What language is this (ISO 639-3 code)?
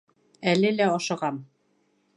bak